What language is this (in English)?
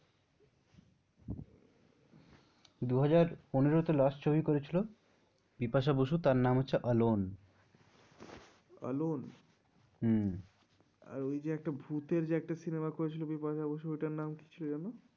Bangla